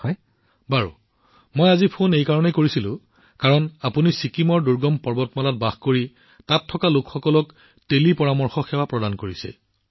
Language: Assamese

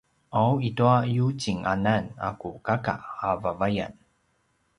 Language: Paiwan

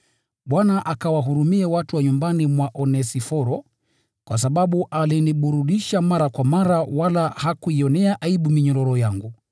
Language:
Swahili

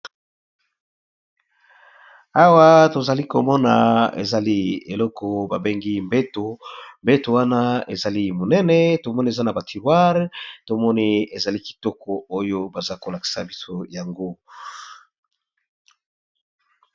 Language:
Lingala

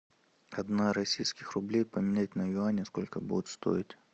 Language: Russian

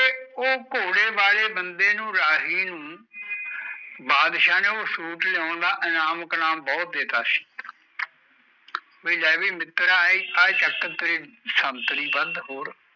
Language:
Punjabi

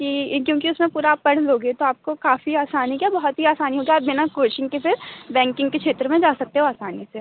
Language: Hindi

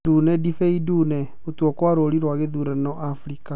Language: Kikuyu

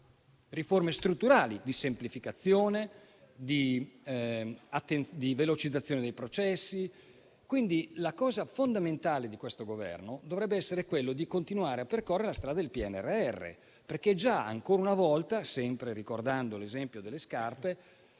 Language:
Italian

